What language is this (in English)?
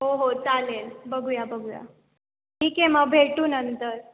Marathi